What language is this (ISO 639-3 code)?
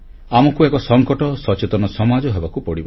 ori